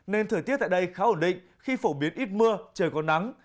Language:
Vietnamese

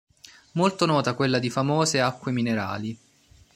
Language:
Italian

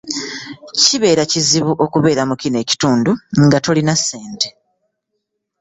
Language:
Ganda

